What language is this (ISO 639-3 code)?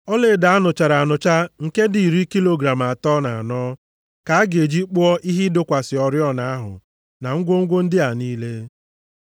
ibo